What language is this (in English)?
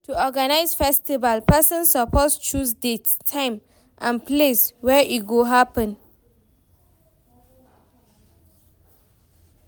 Nigerian Pidgin